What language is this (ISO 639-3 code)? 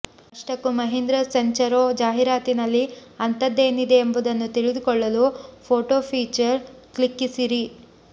kan